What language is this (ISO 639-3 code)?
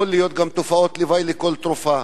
heb